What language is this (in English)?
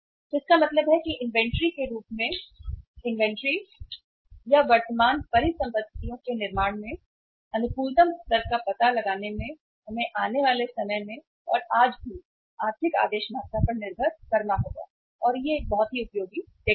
Hindi